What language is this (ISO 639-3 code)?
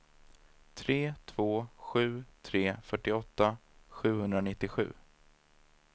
swe